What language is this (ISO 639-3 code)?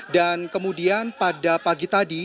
ind